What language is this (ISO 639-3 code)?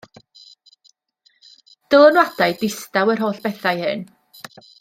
cym